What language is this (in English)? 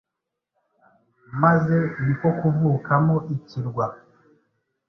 Kinyarwanda